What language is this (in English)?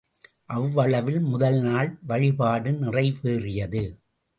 Tamil